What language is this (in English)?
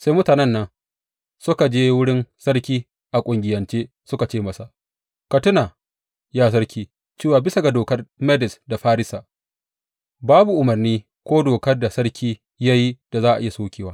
Hausa